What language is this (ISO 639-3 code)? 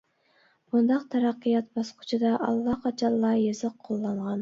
uig